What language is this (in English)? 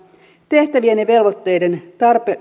Finnish